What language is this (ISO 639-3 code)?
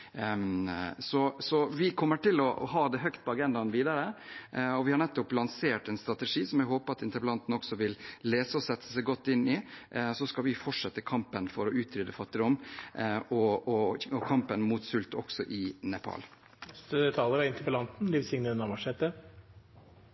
nor